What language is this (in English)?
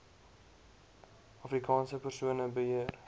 Afrikaans